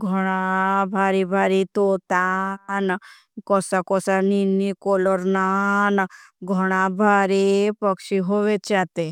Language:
Bhili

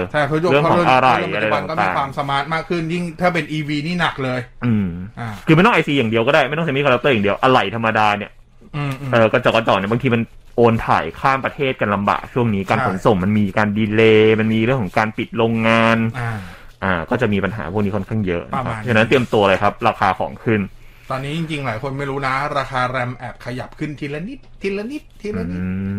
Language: Thai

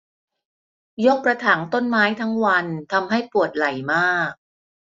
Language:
Thai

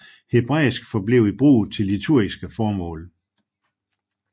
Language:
Danish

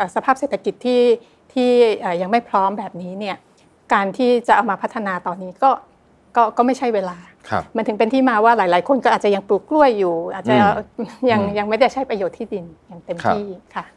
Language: Thai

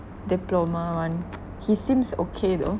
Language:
English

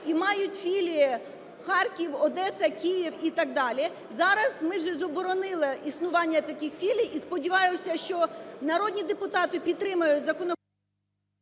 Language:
Ukrainian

